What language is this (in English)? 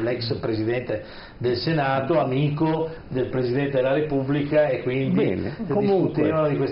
Italian